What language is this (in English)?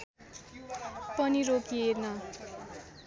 Nepali